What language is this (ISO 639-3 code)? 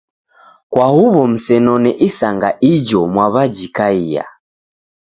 dav